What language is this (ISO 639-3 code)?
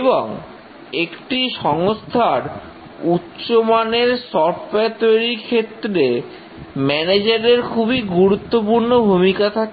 ben